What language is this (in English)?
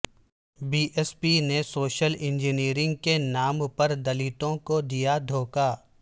Urdu